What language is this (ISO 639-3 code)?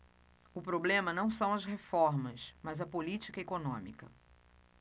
por